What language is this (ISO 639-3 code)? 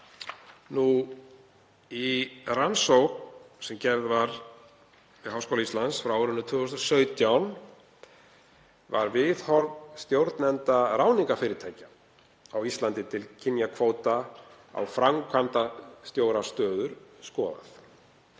isl